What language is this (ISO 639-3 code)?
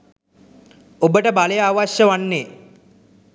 sin